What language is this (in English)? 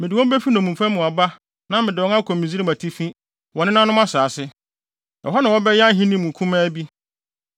Akan